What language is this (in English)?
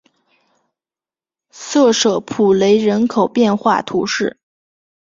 Chinese